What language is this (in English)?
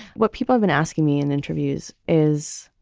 English